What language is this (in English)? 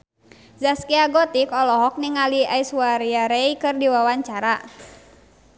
Sundanese